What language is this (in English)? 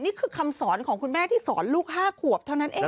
Thai